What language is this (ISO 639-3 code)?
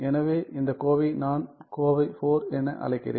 tam